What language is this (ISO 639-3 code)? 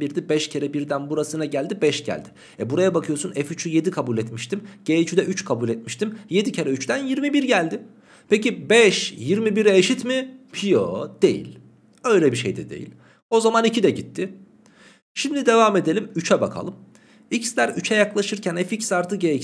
tur